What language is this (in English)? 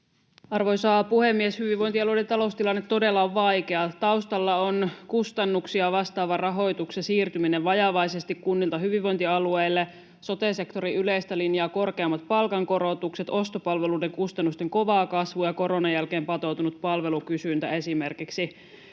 Finnish